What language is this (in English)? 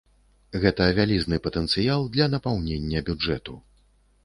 Belarusian